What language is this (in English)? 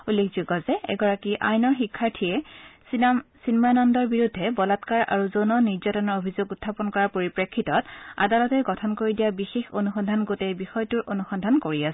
Assamese